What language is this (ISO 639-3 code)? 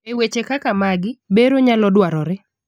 luo